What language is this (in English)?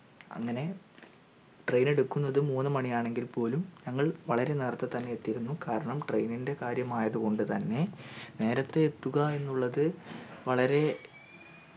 Malayalam